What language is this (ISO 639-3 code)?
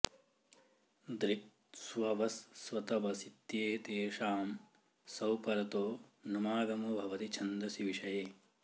san